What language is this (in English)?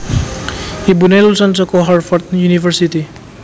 Javanese